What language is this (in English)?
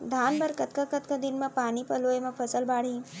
Chhattisgarhi